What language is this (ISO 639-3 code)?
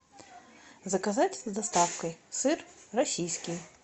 rus